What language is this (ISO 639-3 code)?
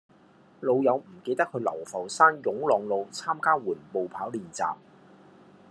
yue